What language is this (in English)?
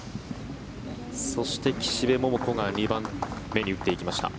Japanese